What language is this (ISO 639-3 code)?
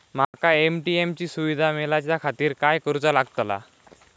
mar